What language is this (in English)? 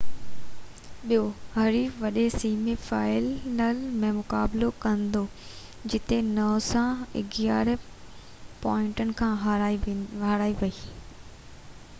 Sindhi